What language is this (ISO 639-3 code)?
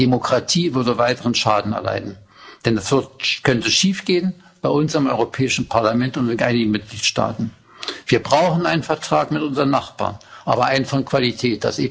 deu